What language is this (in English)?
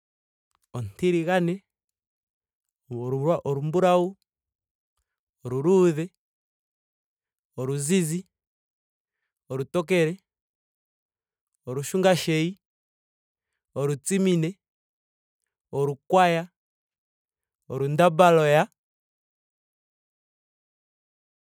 Ndonga